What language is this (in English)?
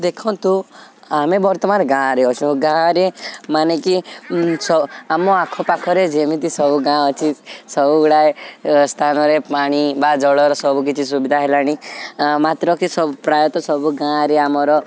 Odia